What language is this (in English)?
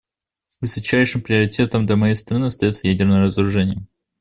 Russian